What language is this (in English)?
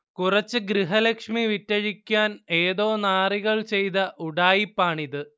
Malayalam